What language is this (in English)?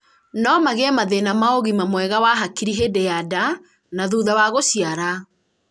Kikuyu